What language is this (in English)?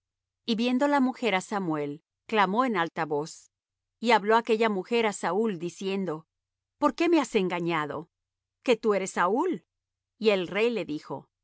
Spanish